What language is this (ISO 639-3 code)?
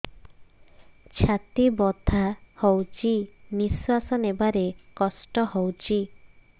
ori